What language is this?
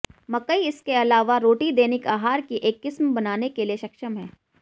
Hindi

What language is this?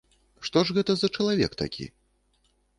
Belarusian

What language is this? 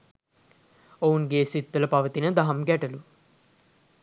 Sinhala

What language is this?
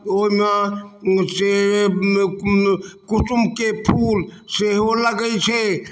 Maithili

